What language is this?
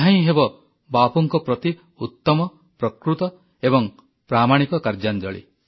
Odia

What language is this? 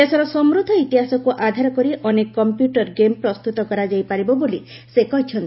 Odia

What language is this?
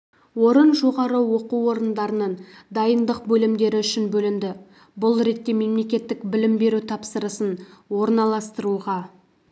Kazakh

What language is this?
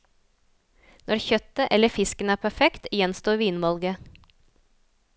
Norwegian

